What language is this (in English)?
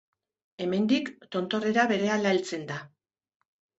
Basque